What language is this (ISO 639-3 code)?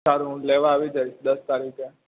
guj